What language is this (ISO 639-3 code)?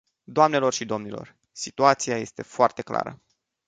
ron